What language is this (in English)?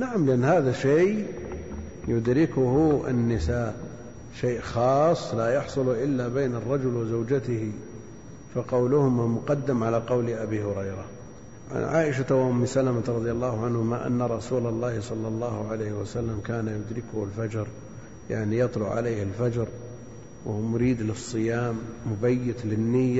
Arabic